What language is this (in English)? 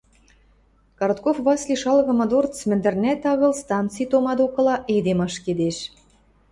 Western Mari